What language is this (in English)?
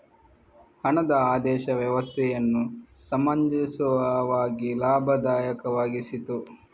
Kannada